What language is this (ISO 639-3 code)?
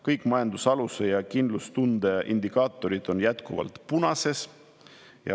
est